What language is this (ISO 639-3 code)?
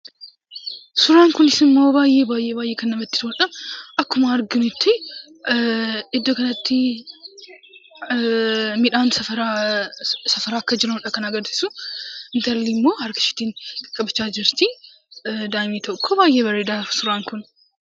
orm